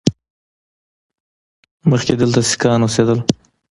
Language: Pashto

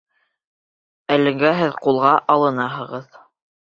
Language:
Bashkir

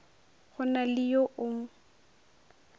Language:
Northern Sotho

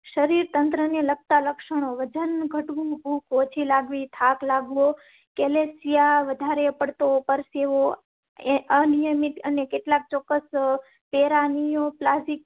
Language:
Gujarati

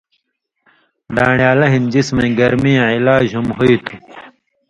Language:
Indus Kohistani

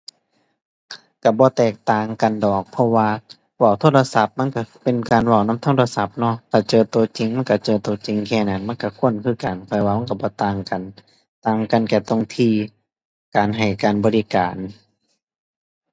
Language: Thai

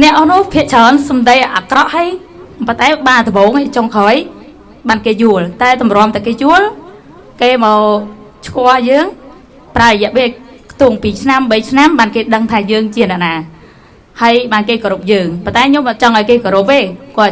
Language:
Vietnamese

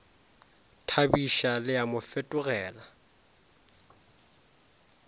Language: Northern Sotho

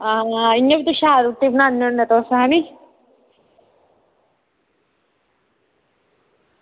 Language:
Dogri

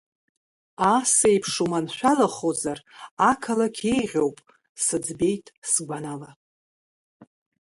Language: Abkhazian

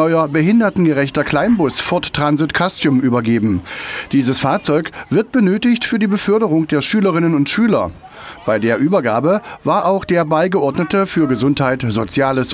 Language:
German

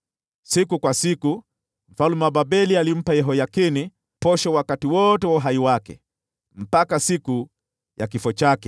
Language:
Swahili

